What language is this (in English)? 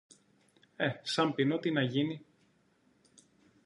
Greek